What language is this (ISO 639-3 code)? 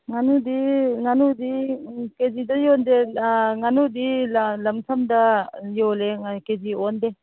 mni